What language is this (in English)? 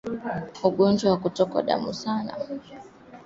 Swahili